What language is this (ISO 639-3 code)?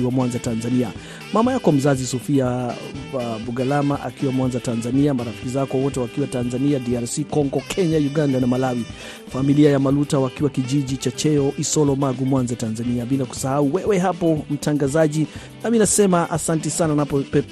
swa